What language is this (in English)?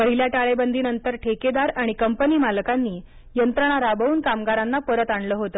Marathi